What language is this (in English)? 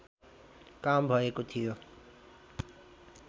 Nepali